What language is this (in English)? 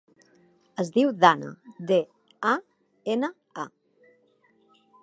Catalan